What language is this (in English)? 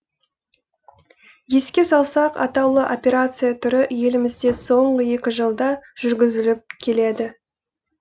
Kazakh